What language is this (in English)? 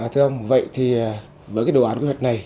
Vietnamese